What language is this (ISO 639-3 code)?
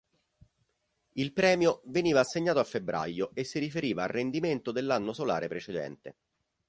ita